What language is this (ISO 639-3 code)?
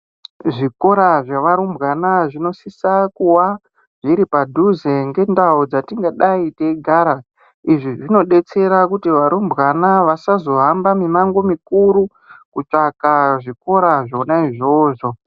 ndc